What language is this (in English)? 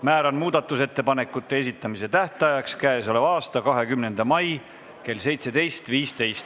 Estonian